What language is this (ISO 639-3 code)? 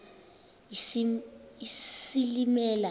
xho